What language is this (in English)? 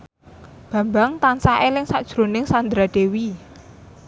Javanese